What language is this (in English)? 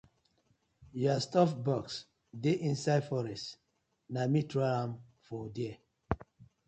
Nigerian Pidgin